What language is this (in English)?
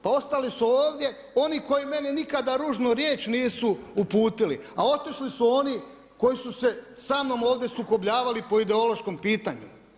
Croatian